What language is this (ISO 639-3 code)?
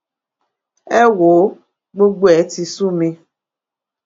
yor